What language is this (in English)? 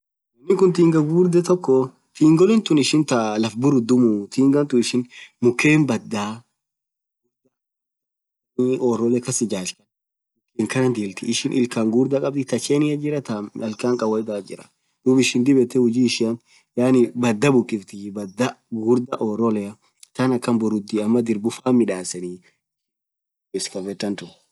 Orma